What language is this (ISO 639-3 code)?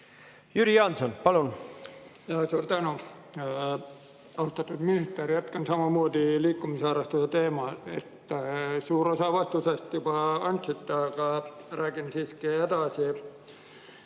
est